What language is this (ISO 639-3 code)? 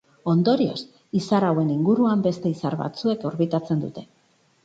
eus